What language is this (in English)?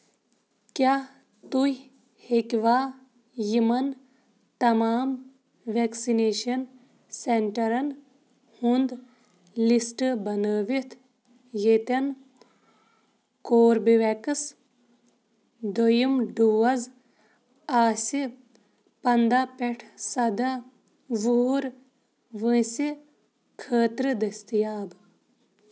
Kashmiri